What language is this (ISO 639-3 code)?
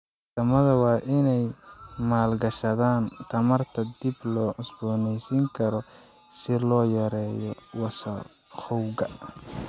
som